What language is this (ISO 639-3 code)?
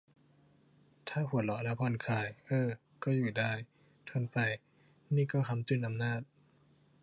tha